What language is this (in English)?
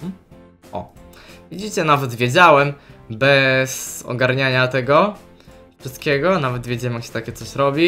Polish